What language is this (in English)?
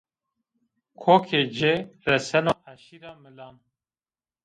Zaza